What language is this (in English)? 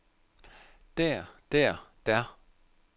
Danish